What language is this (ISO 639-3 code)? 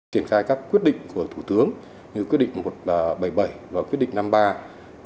vie